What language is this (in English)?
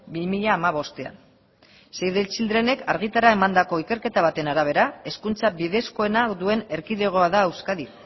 Basque